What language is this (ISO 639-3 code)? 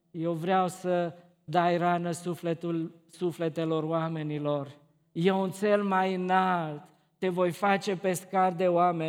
ron